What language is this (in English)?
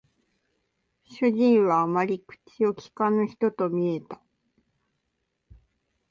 Japanese